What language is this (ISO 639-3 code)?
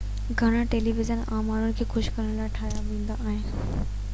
snd